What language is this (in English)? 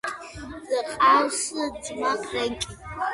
Georgian